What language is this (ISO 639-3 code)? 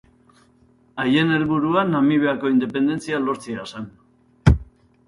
eus